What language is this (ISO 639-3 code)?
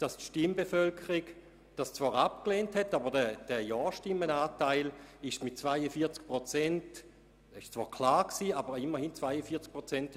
gsw